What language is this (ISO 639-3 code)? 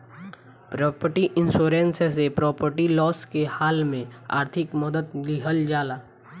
bho